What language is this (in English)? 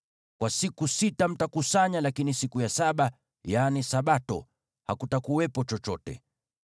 Swahili